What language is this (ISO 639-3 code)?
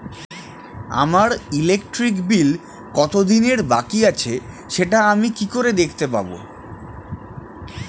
ben